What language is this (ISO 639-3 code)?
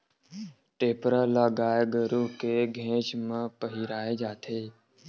hne